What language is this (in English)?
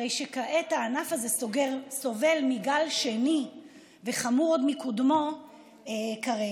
Hebrew